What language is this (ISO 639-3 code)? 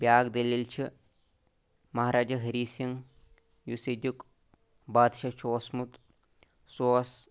kas